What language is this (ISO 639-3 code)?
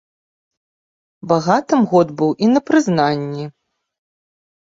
bel